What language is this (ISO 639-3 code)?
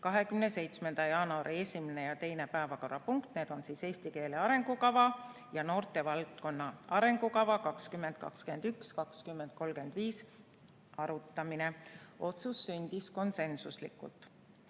est